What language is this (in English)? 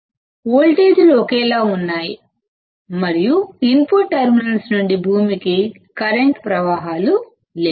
Telugu